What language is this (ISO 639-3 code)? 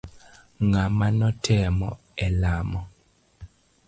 luo